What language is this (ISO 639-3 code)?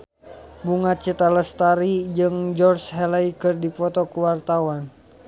sun